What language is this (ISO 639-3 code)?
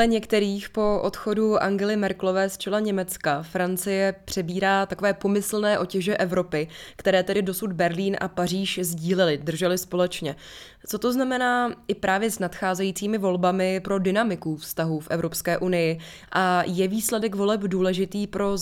ces